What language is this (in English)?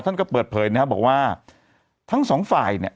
Thai